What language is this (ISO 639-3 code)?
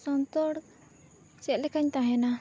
sat